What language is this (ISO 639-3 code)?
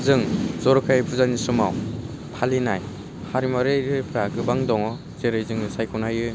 brx